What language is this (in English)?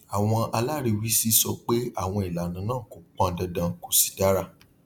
Yoruba